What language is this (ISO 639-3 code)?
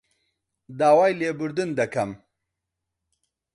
ckb